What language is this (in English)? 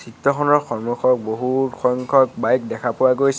Assamese